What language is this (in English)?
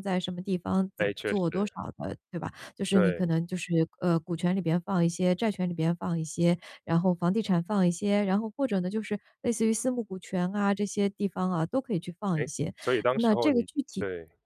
Chinese